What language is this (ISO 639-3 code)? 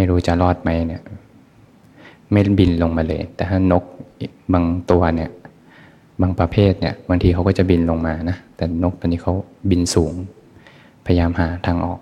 tha